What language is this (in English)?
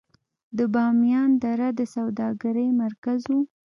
Pashto